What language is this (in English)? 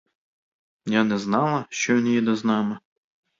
Ukrainian